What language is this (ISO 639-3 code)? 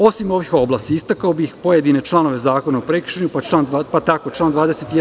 srp